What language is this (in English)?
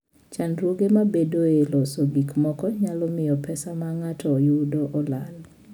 Luo (Kenya and Tanzania)